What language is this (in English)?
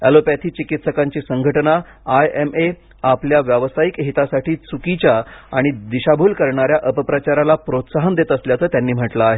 Marathi